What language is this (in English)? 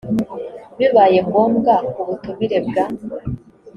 Kinyarwanda